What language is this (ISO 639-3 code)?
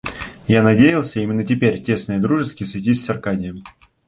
rus